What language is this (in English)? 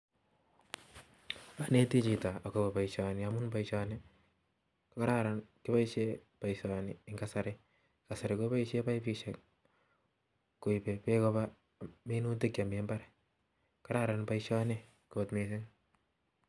Kalenjin